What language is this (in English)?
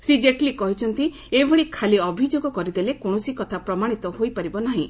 Odia